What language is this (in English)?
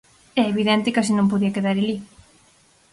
Galician